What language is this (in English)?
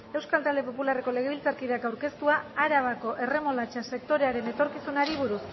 Basque